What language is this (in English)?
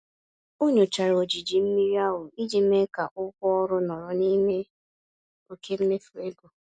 Igbo